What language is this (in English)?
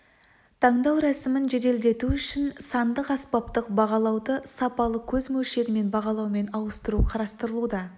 Kazakh